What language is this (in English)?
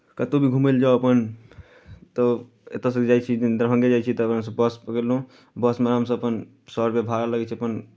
Maithili